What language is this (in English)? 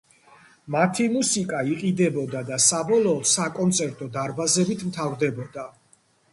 Georgian